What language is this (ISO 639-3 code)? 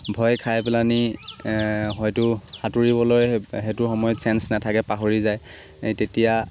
asm